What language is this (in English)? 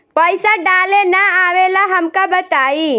Bhojpuri